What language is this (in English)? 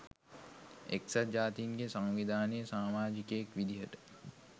Sinhala